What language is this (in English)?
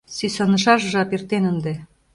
Mari